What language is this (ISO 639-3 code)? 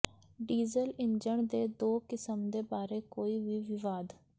pan